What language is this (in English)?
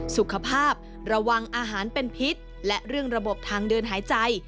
Thai